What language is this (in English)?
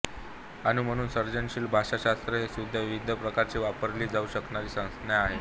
Marathi